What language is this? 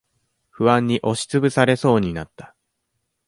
Japanese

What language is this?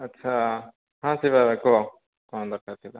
Odia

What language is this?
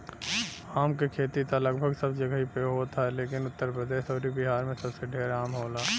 Bhojpuri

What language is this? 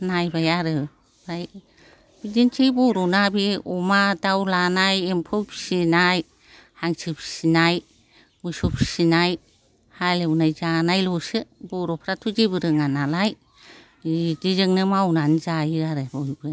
Bodo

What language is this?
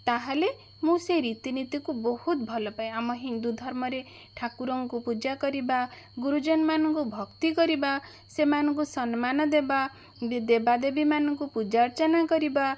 Odia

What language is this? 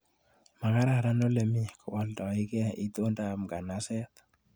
Kalenjin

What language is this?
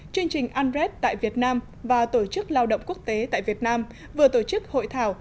Vietnamese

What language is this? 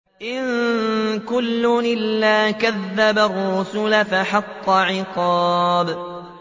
Arabic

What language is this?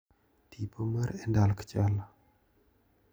Luo (Kenya and Tanzania)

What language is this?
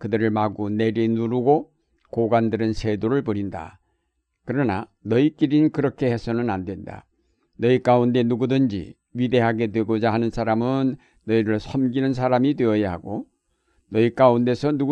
Korean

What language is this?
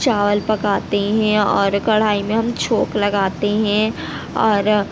Urdu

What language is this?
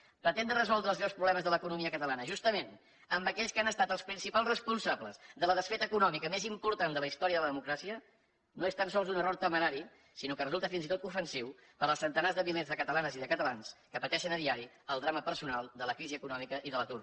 Catalan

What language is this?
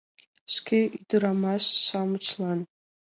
Mari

